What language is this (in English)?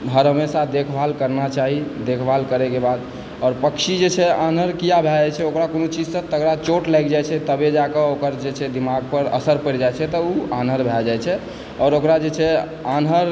Maithili